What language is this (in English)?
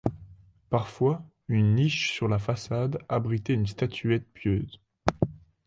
French